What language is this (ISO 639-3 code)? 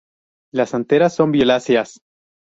spa